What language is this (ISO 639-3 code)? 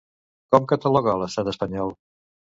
cat